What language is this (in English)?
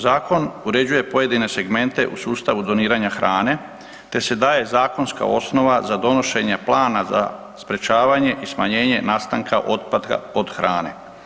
Croatian